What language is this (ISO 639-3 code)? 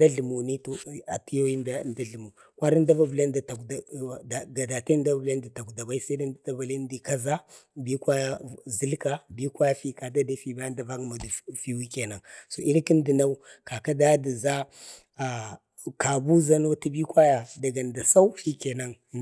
bde